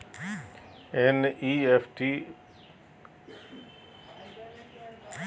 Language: Magahi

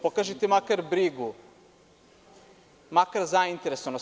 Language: Serbian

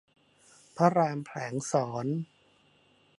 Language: Thai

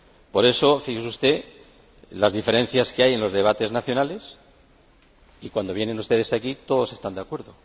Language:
Spanish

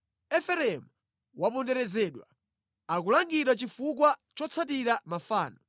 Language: Nyanja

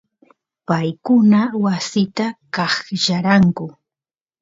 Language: Santiago del Estero Quichua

